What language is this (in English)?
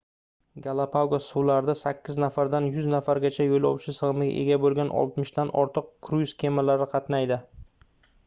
Uzbek